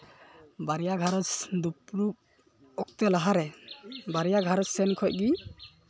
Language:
Santali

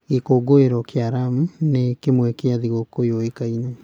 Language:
Kikuyu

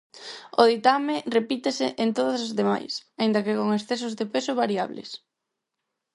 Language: Galician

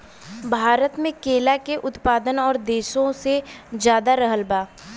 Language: Bhojpuri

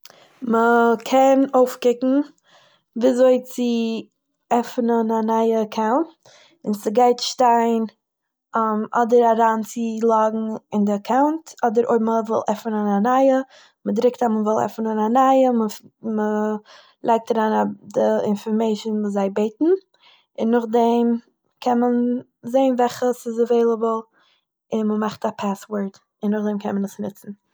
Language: Yiddish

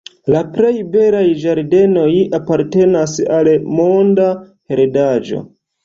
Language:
Esperanto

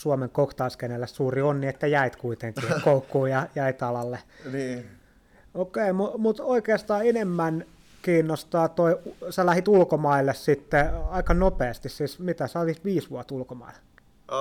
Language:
Finnish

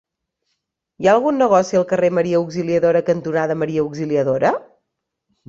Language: Catalan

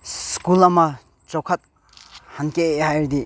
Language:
Manipuri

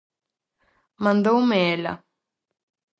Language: Galician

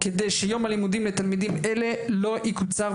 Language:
Hebrew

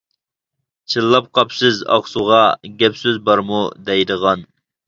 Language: Uyghur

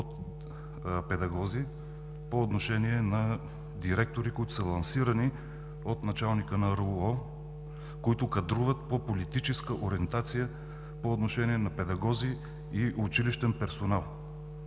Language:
Bulgarian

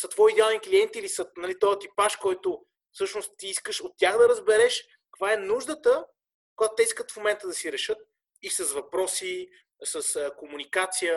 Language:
Bulgarian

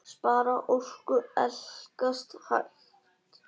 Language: Icelandic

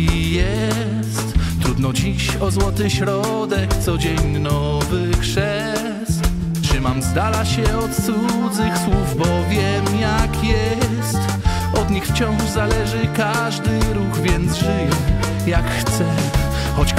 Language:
Polish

